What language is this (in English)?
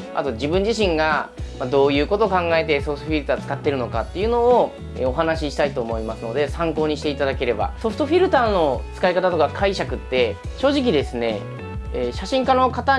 Japanese